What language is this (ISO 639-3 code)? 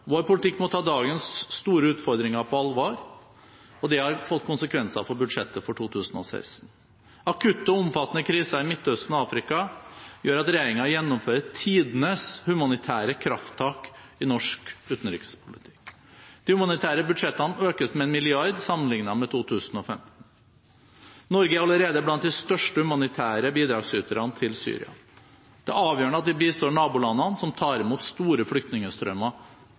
nob